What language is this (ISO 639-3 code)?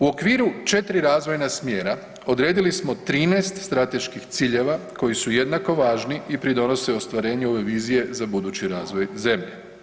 hrv